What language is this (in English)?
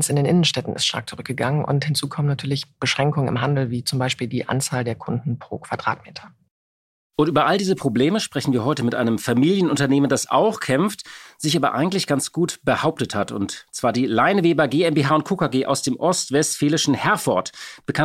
German